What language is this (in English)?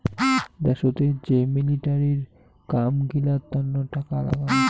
Bangla